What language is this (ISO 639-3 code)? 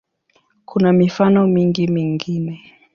swa